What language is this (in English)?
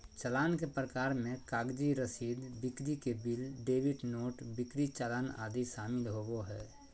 Magahi